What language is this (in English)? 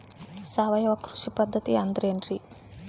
Kannada